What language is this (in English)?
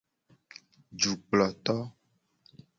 Gen